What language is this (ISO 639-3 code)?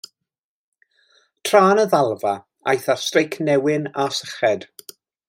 cym